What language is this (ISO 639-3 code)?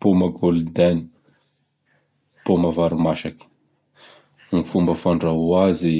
bhr